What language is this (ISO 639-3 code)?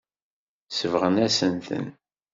kab